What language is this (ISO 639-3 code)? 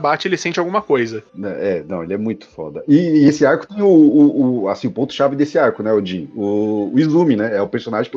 por